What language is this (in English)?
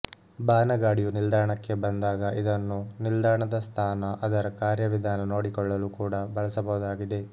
Kannada